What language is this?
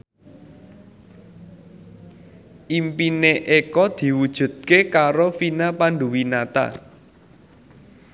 Javanese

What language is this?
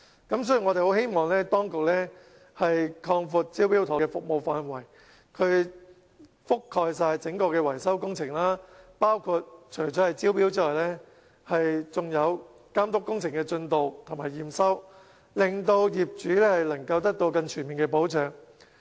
Cantonese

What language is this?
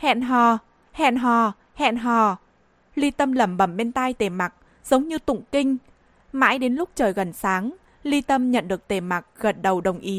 Vietnamese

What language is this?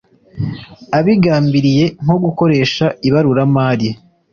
Kinyarwanda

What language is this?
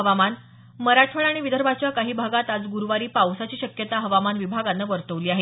Marathi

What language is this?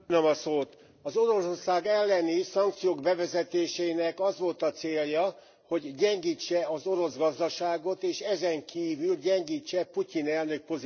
Hungarian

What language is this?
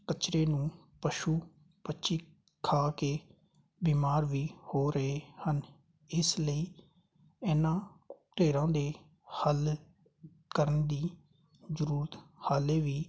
Punjabi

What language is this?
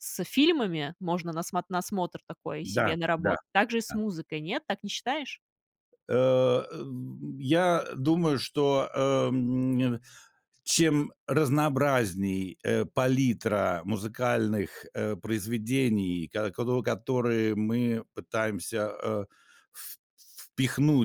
Russian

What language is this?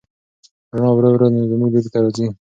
Pashto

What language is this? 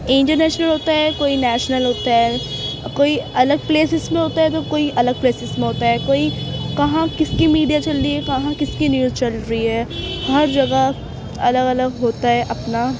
Urdu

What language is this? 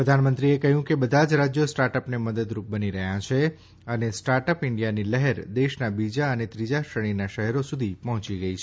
Gujarati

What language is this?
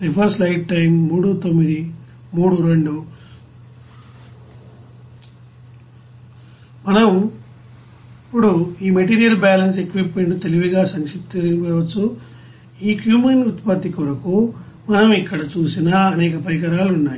Telugu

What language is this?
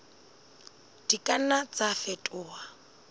Southern Sotho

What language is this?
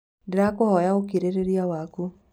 Kikuyu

